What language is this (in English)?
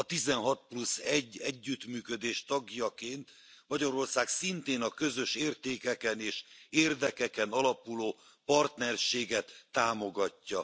Hungarian